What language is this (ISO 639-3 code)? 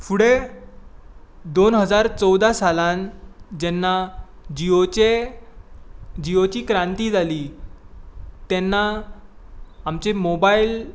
kok